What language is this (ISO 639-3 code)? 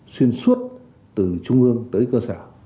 vie